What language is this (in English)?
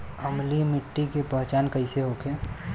Bhojpuri